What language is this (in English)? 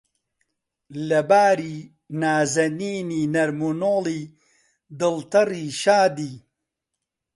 Central Kurdish